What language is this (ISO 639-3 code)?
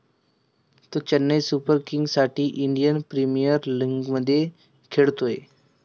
mar